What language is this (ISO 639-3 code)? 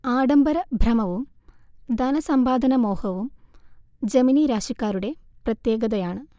mal